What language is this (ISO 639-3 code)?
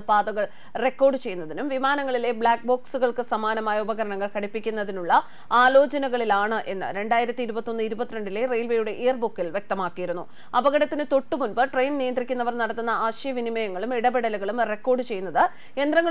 mal